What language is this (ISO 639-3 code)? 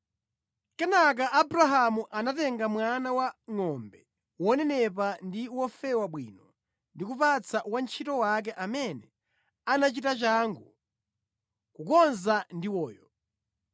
nya